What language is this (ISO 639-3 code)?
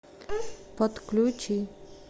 rus